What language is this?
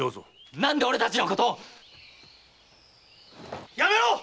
Japanese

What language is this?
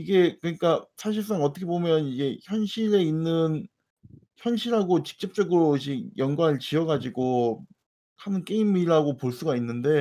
Korean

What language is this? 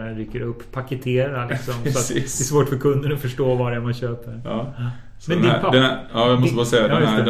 Swedish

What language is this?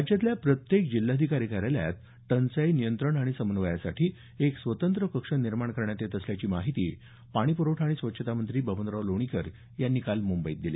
Marathi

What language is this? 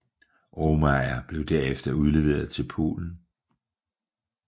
Danish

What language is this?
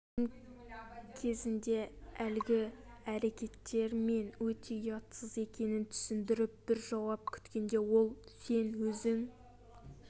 Kazakh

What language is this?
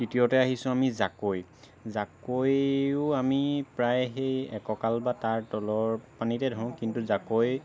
Assamese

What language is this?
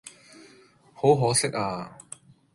Cantonese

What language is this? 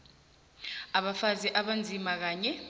South Ndebele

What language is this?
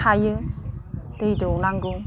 Bodo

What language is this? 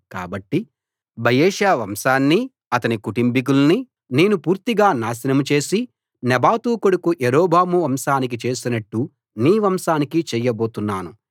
Telugu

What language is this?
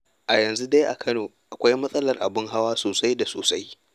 Hausa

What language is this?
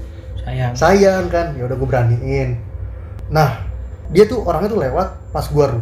Indonesian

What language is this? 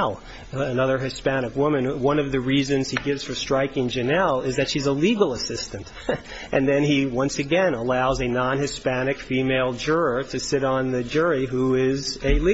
English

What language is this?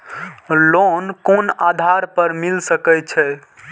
Maithili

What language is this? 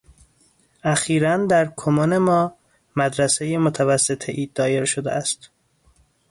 Persian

